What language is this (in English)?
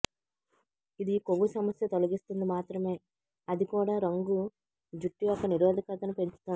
Telugu